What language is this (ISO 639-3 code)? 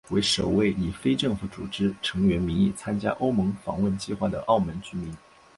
zho